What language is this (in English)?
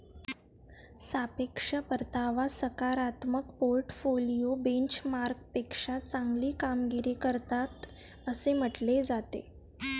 Marathi